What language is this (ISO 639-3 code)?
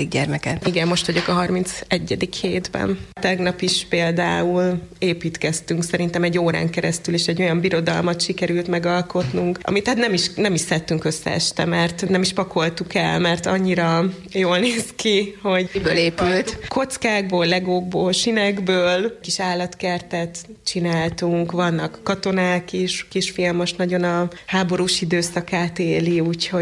hun